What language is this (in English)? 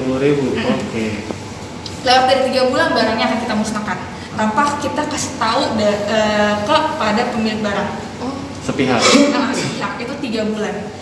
Indonesian